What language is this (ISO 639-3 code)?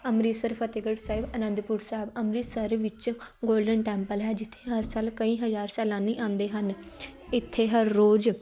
pan